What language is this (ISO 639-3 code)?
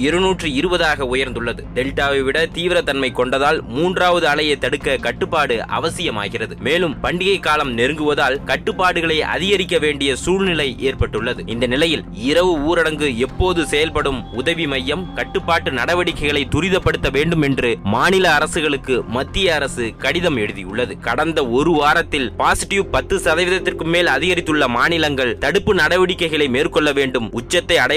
tam